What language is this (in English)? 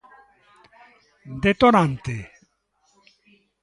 Galician